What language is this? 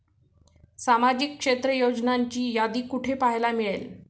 Marathi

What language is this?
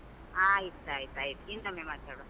Kannada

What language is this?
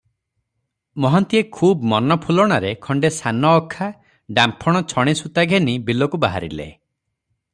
Odia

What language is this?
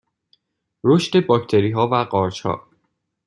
Persian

